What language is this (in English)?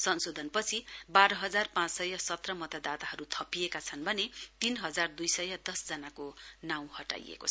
Nepali